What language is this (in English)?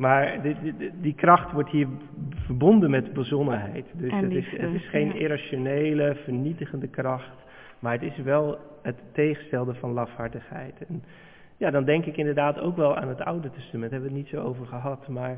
Dutch